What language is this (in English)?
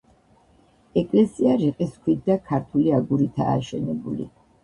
Georgian